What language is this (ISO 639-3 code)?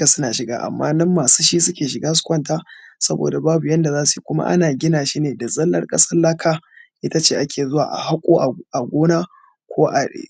hau